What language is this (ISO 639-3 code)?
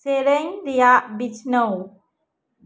sat